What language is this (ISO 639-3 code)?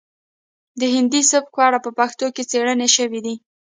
pus